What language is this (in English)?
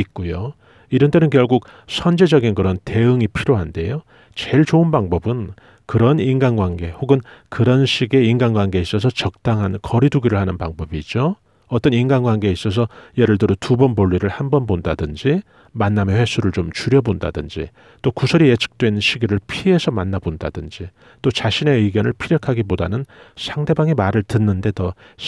Korean